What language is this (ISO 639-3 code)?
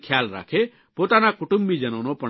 guj